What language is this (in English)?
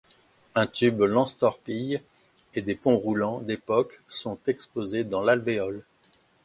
French